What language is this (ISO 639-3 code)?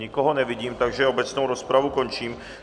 ces